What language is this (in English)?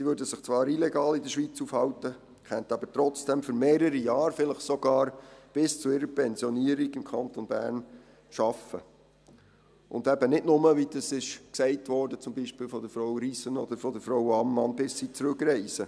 Swiss German